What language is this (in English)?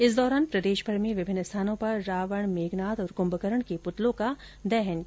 Hindi